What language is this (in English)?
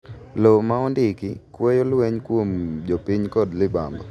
Luo (Kenya and Tanzania)